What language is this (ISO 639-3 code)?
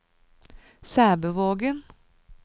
nor